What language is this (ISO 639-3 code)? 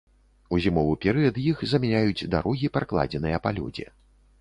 bel